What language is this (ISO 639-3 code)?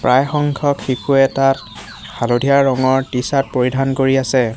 asm